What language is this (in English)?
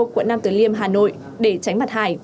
Vietnamese